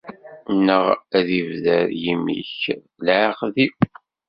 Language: Kabyle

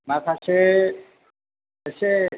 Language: Bodo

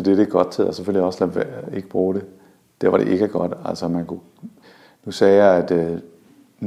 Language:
Danish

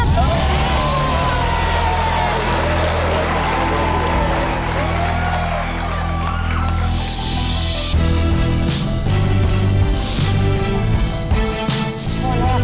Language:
Thai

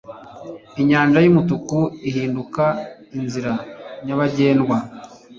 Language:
Kinyarwanda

